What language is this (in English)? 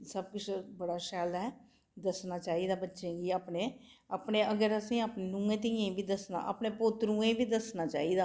Dogri